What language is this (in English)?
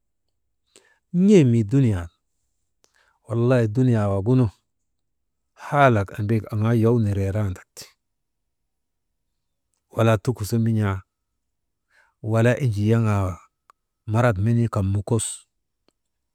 Maba